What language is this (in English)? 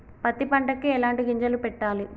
Telugu